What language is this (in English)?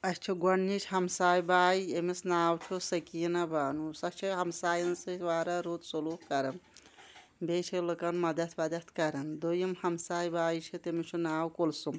Kashmiri